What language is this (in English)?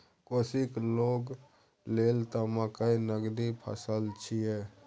Maithili